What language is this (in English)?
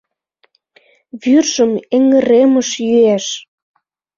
Mari